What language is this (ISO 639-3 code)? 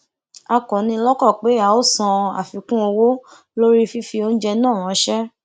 yor